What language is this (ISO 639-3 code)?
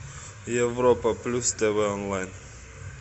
rus